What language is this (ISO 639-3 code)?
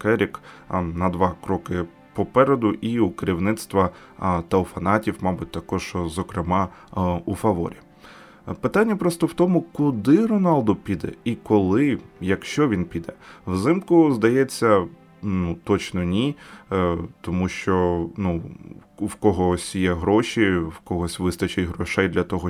ukr